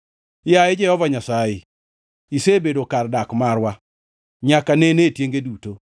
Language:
Luo (Kenya and Tanzania)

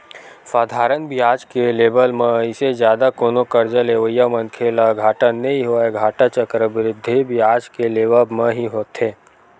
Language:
Chhattisgarhi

